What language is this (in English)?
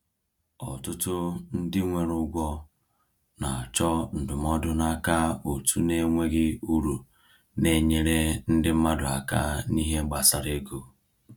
Igbo